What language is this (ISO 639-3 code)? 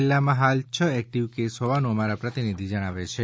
guj